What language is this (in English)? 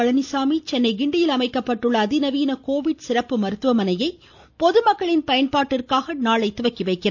Tamil